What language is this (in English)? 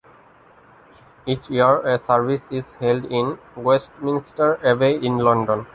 English